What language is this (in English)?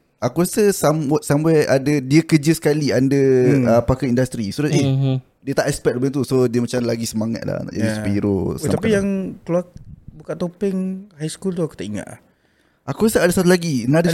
Malay